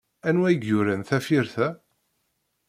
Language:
Kabyle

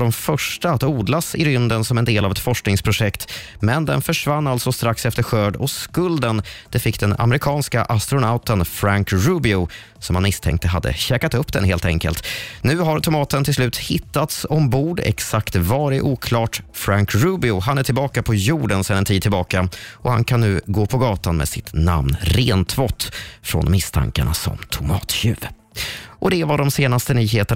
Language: Swedish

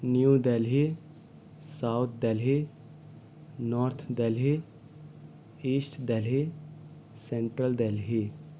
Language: Urdu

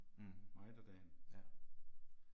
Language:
Danish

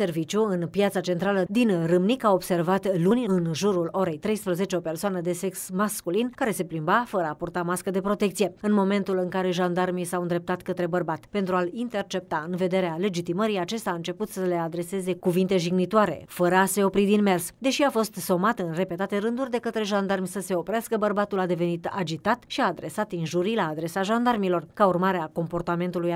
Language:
Romanian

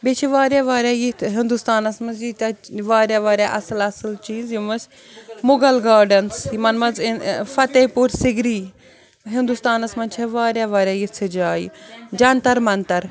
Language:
Kashmiri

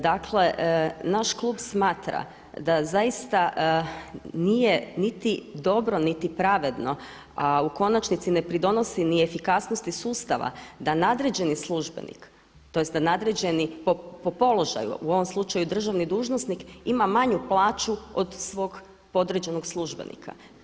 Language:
Croatian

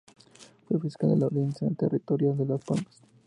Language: Spanish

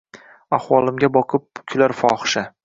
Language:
Uzbek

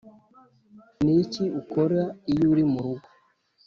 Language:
Kinyarwanda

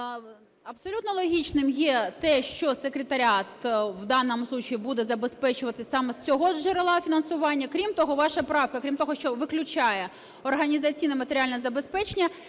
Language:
Ukrainian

